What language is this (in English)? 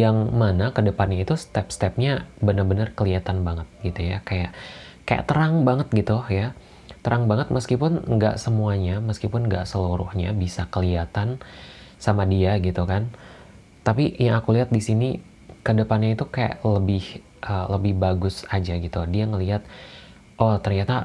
Indonesian